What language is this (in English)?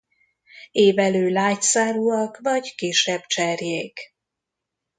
Hungarian